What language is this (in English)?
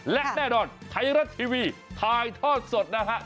Thai